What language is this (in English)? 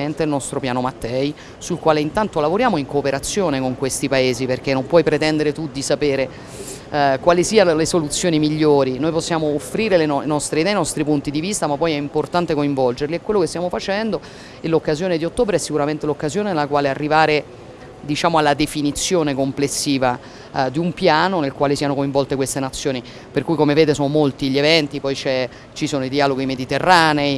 Italian